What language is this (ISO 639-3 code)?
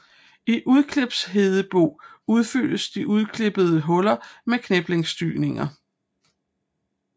dan